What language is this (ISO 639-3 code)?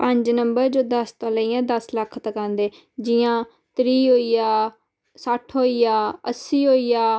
doi